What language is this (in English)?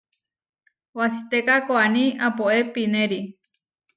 Huarijio